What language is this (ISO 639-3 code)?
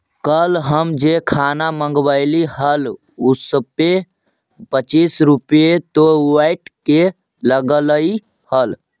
mag